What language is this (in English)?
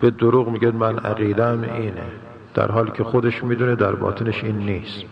Persian